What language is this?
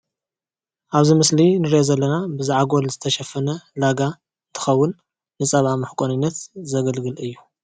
Tigrinya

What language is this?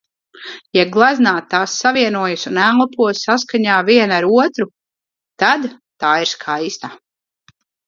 Latvian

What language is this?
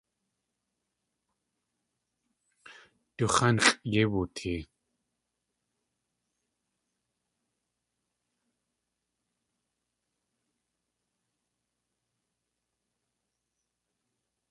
Tlingit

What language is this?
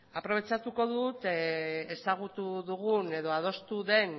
Basque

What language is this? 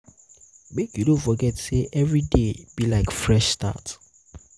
Nigerian Pidgin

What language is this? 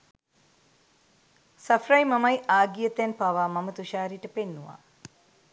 Sinhala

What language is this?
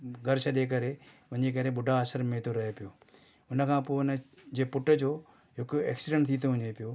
Sindhi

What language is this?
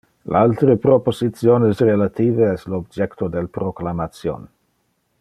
Interlingua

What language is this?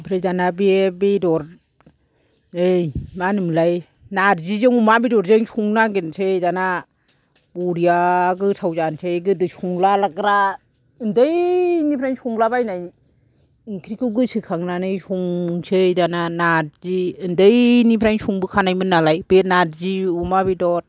Bodo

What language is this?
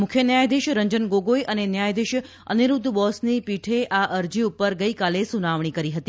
Gujarati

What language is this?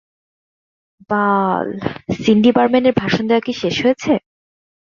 Bangla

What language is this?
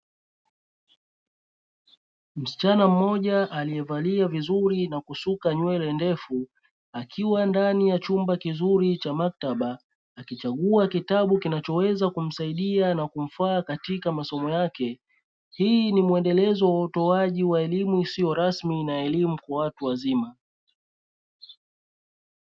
Swahili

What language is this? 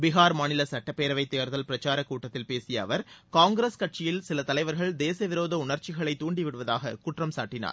Tamil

